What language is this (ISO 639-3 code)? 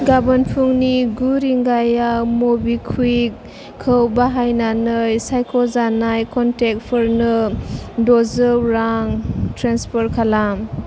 brx